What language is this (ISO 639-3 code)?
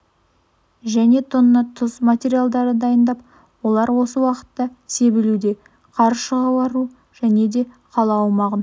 kaz